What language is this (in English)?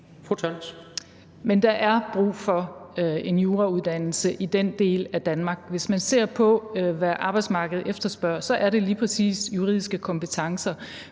Danish